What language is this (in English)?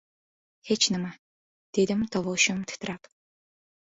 Uzbek